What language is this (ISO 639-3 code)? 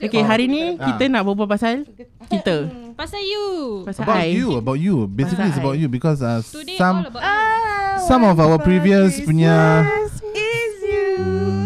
msa